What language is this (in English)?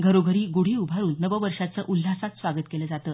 Marathi